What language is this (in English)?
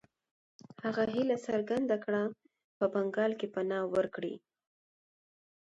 Pashto